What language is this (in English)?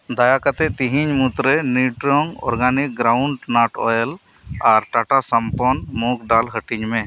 Santali